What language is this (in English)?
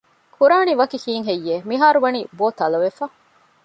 Divehi